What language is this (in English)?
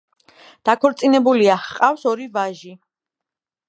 Georgian